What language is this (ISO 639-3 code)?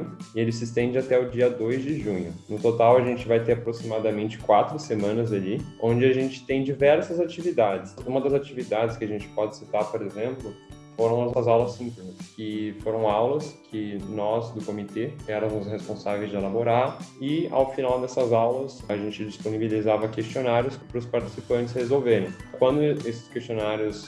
por